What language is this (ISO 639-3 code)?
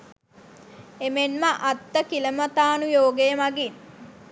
sin